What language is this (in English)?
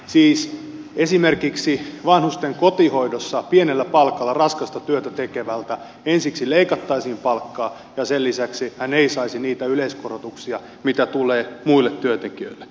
Finnish